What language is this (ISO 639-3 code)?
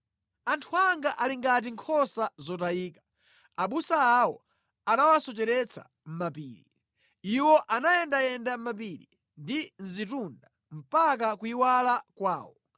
nya